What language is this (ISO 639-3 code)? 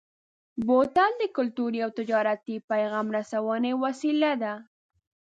pus